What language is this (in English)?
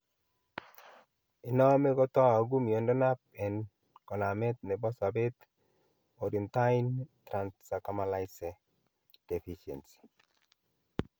Kalenjin